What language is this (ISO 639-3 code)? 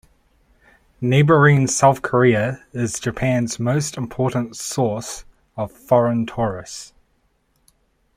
eng